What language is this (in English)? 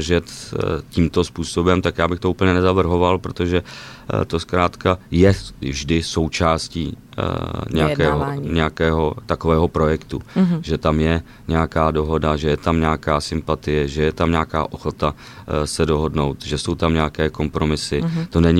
Czech